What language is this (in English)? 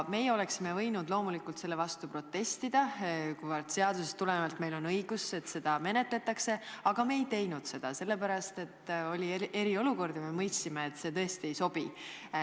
Estonian